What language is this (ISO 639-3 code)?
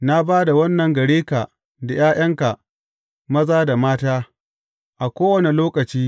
hau